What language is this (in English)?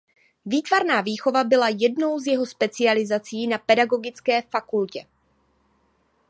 Czech